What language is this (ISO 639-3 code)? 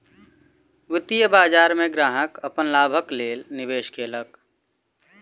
mai